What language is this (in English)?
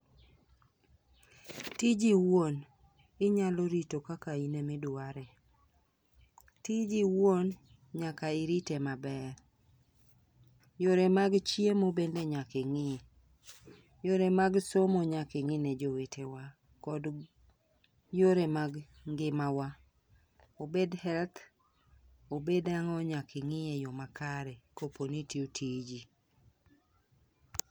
Luo (Kenya and Tanzania)